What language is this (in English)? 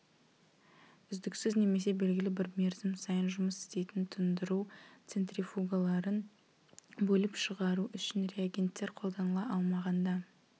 Kazakh